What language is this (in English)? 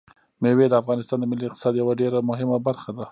Pashto